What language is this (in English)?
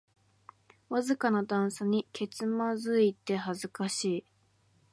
Japanese